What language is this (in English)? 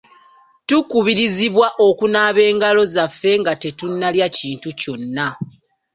Ganda